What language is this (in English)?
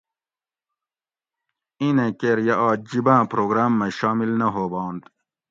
Gawri